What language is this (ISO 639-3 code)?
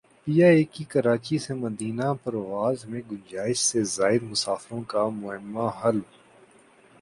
urd